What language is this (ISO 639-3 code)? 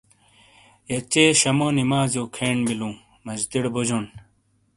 scl